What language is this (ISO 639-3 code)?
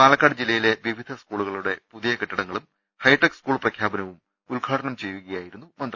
mal